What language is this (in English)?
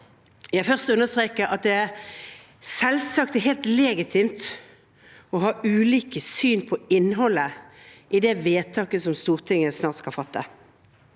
Norwegian